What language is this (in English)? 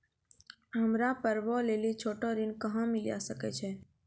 Maithili